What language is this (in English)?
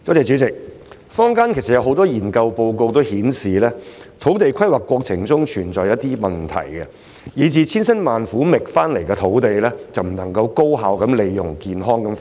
Cantonese